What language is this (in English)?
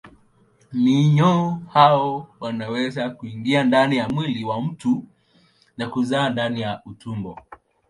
Swahili